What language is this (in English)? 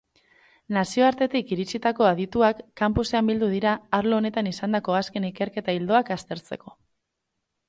Basque